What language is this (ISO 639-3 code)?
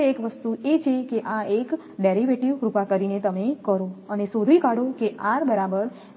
guj